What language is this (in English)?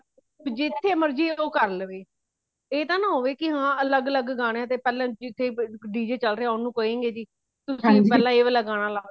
Punjabi